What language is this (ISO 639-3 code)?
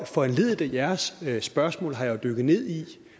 dan